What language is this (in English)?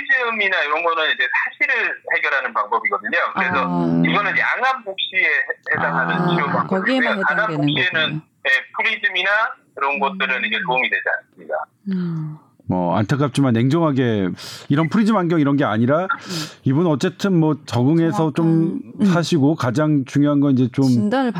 Korean